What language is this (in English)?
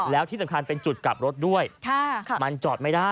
Thai